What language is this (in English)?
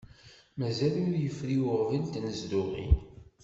Kabyle